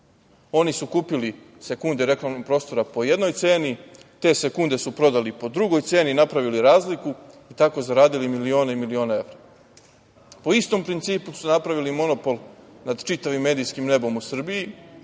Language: Serbian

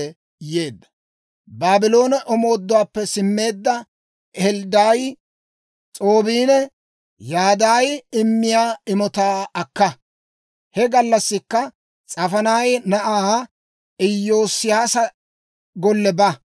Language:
Dawro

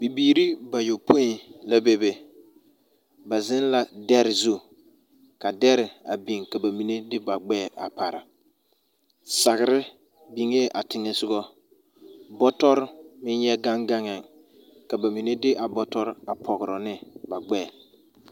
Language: Southern Dagaare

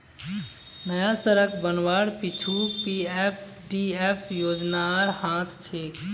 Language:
Magahi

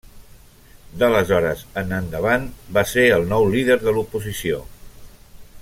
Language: Catalan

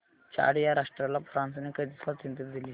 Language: Marathi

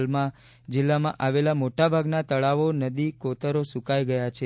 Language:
Gujarati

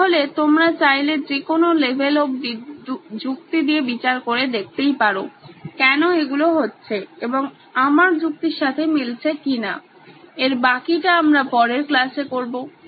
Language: Bangla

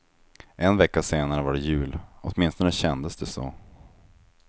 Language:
Swedish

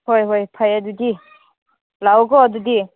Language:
Manipuri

